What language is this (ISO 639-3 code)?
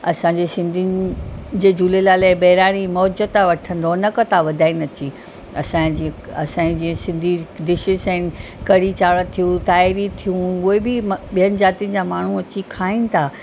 snd